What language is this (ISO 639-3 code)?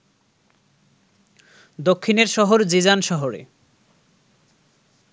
ben